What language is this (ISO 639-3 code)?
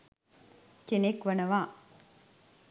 sin